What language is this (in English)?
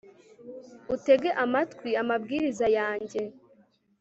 Kinyarwanda